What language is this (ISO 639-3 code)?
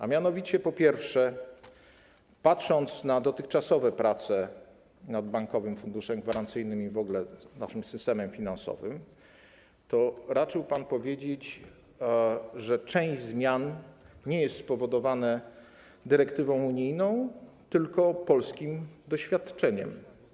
pol